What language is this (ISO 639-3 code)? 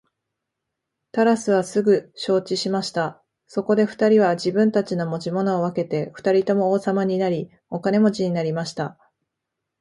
jpn